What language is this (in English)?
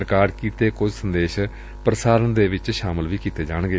Punjabi